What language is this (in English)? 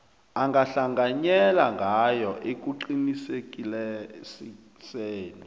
South Ndebele